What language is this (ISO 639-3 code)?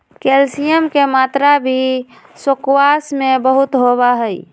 mag